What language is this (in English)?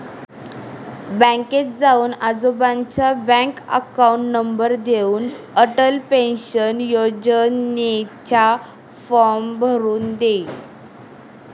Marathi